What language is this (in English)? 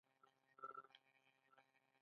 Pashto